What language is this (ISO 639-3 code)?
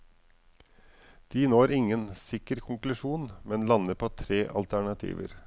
nor